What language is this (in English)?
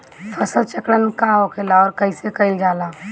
Bhojpuri